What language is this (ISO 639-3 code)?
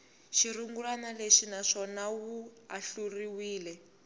tso